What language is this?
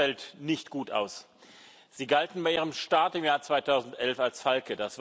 German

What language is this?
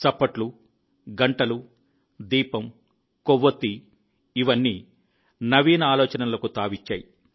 Telugu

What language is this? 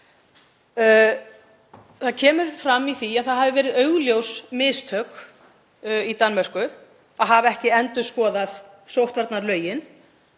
Icelandic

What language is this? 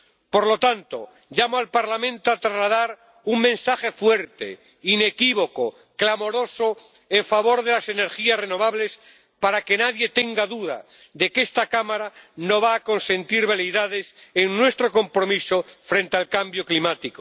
Spanish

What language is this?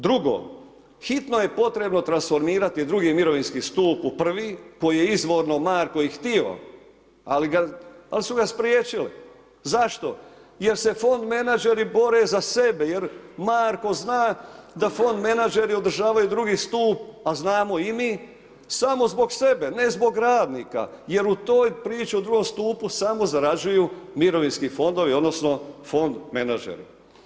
Croatian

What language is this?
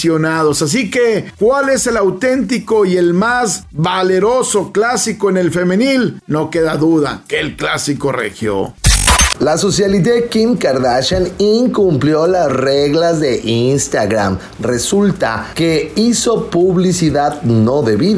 Spanish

